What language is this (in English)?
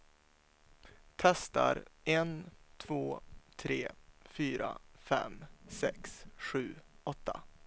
Swedish